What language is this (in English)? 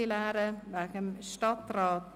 Swiss German